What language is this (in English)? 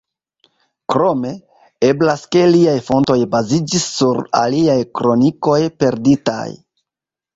Esperanto